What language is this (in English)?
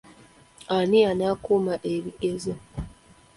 Ganda